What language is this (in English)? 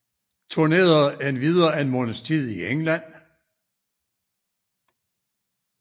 Danish